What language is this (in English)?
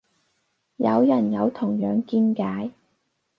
Cantonese